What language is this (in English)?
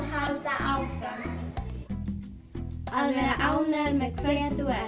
Icelandic